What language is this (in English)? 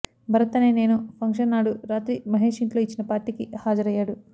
Telugu